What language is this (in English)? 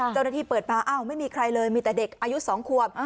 Thai